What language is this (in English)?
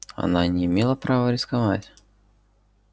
Russian